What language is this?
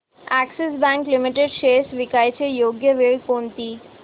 Marathi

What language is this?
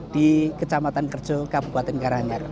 Indonesian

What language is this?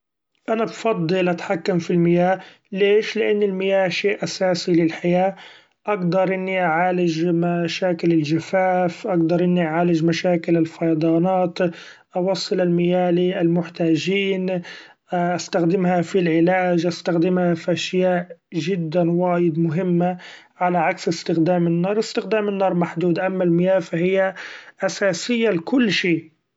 Gulf Arabic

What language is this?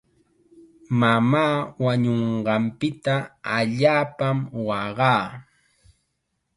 Chiquián Ancash Quechua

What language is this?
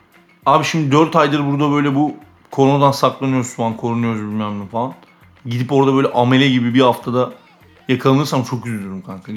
Turkish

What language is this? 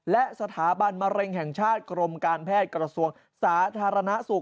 Thai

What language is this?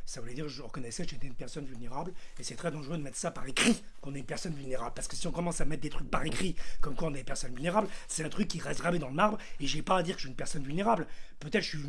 French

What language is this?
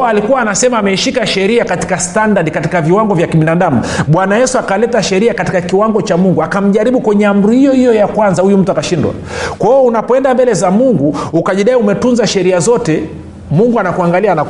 Swahili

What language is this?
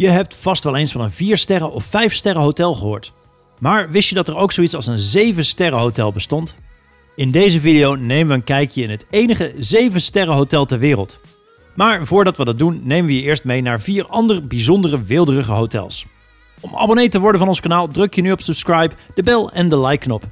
Dutch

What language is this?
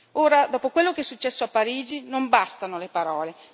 Italian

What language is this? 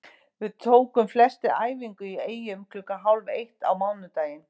Icelandic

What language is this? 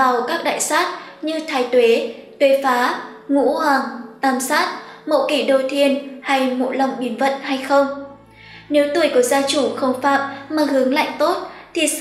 Vietnamese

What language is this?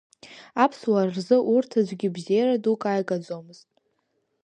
Abkhazian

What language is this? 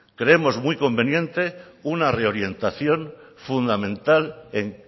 Spanish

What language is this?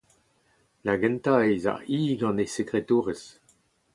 Breton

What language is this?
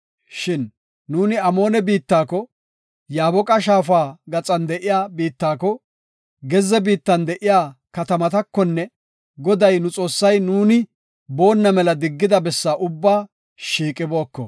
Gofa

